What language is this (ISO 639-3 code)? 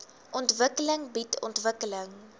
afr